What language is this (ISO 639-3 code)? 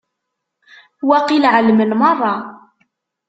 kab